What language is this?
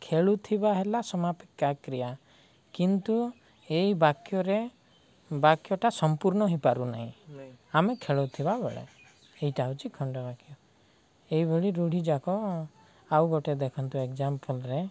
Odia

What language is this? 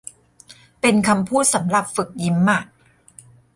Thai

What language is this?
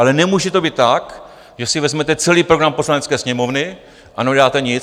Czech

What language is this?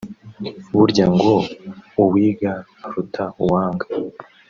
Kinyarwanda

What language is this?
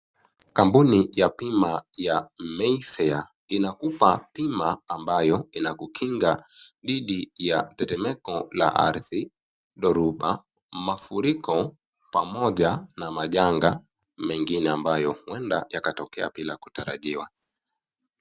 Swahili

